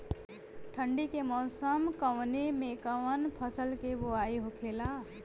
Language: Bhojpuri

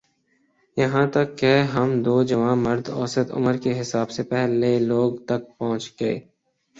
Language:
Urdu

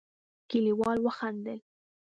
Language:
Pashto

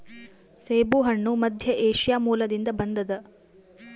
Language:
Kannada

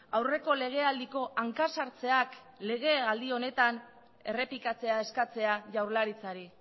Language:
Basque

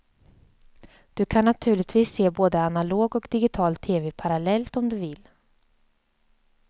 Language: Swedish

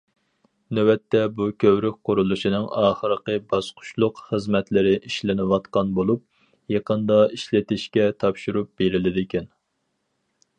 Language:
Uyghur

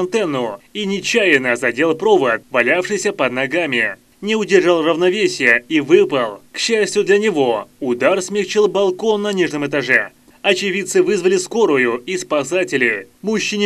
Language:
Russian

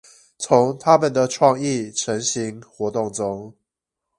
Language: Chinese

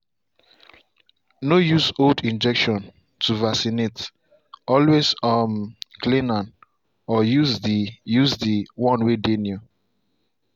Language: Nigerian Pidgin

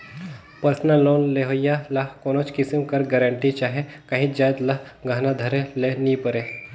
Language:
Chhattisgarhi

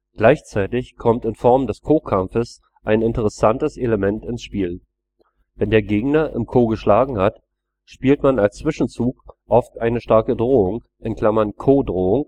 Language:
German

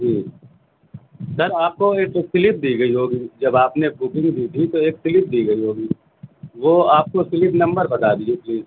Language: Urdu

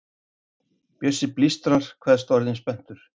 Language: Icelandic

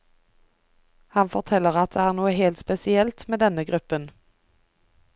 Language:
Norwegian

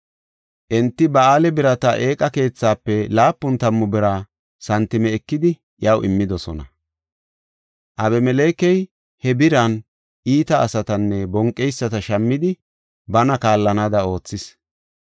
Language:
Gofa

